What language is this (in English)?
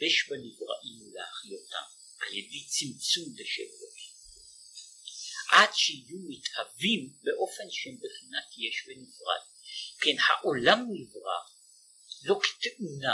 Hebrew